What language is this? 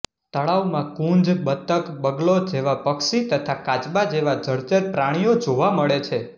Gujarati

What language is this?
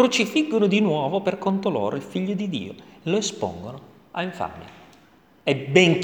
Italian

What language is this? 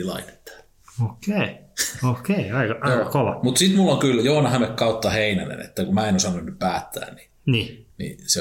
Finnish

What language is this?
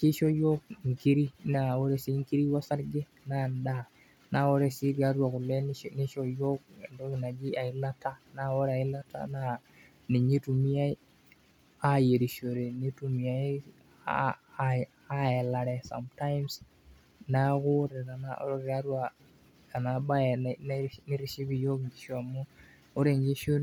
Masai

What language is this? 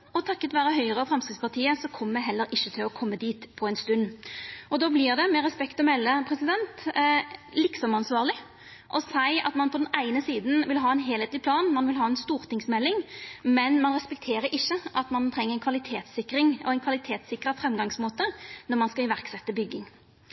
Norwegian Nynorsk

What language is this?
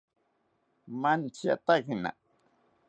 South Ucayali Ashéninka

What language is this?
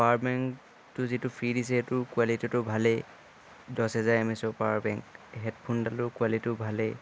Assamese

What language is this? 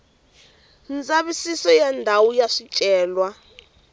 Tsonga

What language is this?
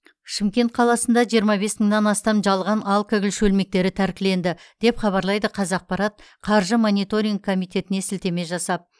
Kazakh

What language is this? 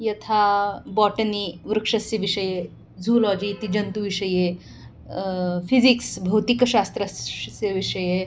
Sanskrit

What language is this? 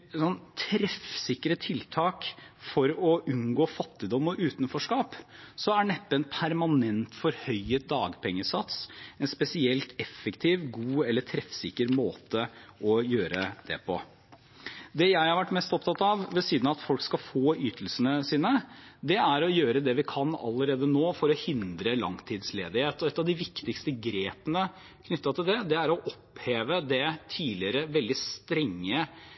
Norwegian Bokmål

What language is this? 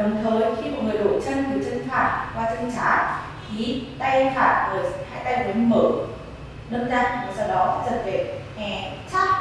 Vietnamese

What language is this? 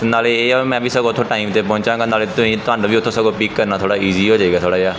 Punjabi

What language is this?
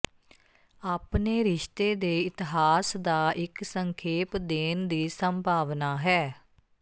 Punjabi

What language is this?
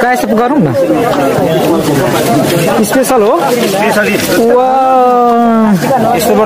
Arabic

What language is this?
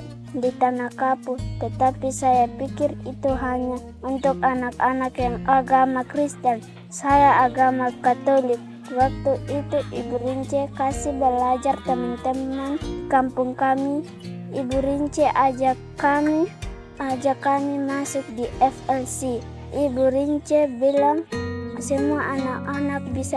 Indonesian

